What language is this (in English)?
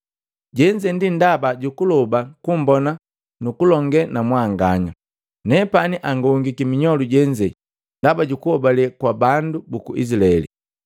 Matengo